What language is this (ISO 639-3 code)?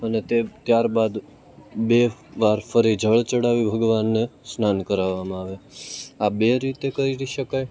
guj